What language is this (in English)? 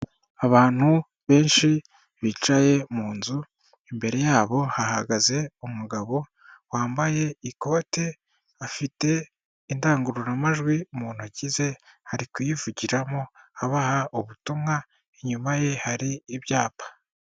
Kinyarwanda